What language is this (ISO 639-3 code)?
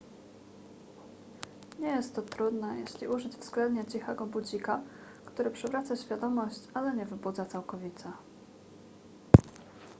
pol